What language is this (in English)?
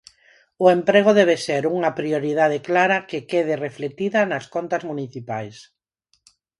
Galician